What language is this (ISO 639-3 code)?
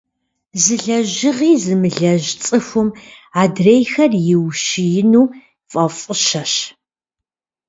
kbd